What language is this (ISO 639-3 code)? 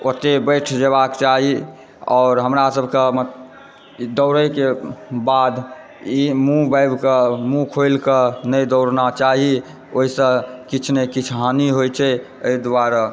mai